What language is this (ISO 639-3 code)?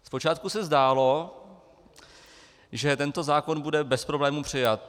ces